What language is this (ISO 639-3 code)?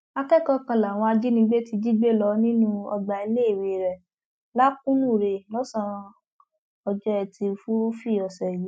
yor